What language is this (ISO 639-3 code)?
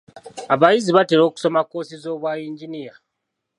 lug